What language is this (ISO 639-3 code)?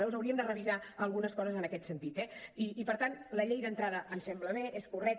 cat